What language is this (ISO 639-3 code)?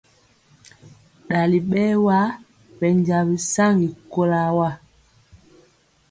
mcx